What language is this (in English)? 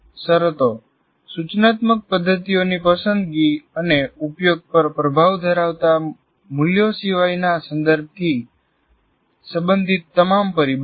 Gujarati